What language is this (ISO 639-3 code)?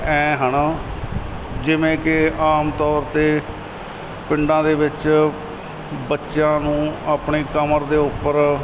pan